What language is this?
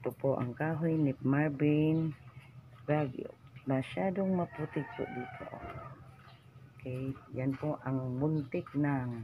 Filipino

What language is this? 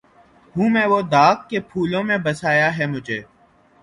Urdu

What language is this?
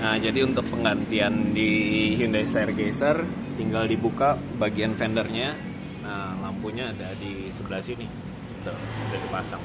Indonesian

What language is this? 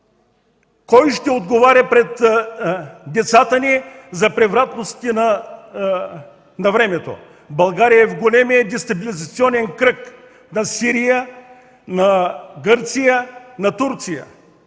Bulgarian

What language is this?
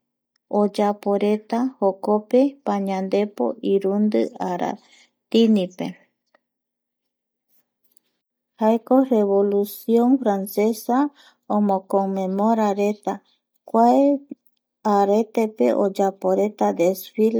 Eastern Bolivian Guaraní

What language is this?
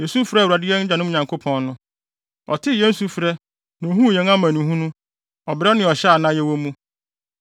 Akan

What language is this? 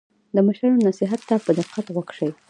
Pashto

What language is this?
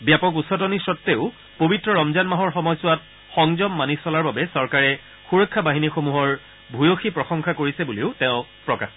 Assamese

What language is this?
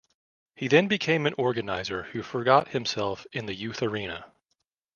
English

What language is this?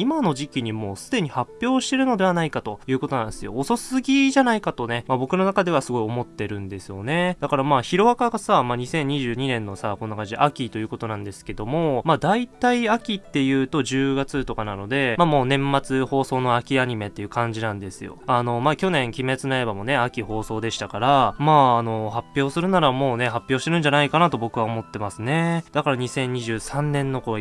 Japanese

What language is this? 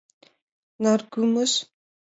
Mari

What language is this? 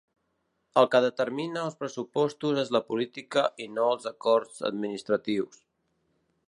Catalan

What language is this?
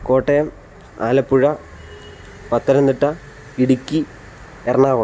Malayalam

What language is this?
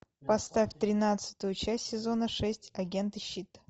Russian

